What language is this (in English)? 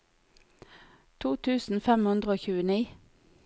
Norwegian